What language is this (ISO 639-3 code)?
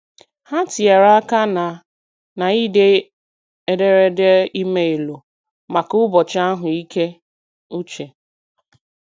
ibo